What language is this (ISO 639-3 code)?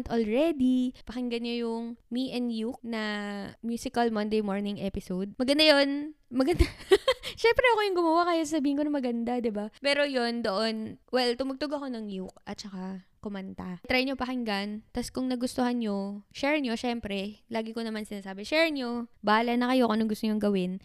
fil